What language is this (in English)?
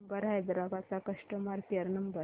Marathi